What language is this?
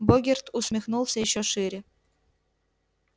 Russian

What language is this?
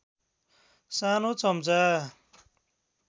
Nepali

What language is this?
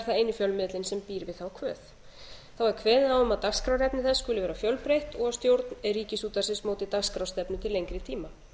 Icelandic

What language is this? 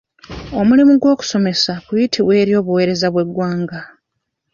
Ganda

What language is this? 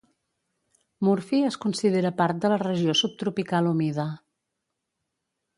Catalan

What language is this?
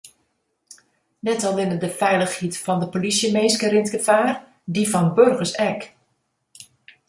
Western Frisian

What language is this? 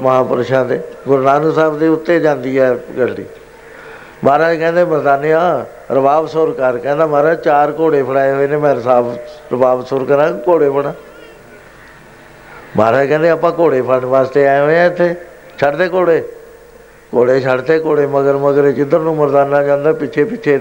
Punjabi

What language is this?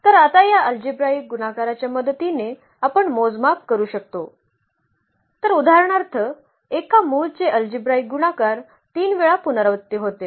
Marathi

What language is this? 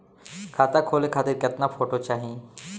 Bhojpuri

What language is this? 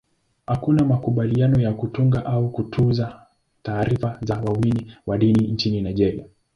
Swahili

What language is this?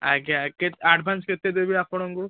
Odia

